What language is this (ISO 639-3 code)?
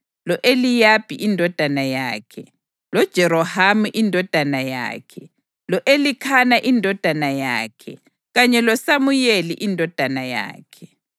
nde